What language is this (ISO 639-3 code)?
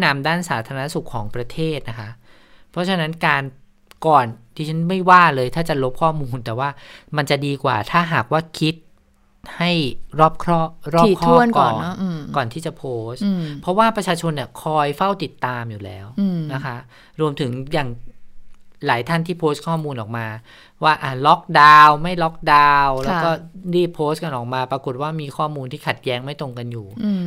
tha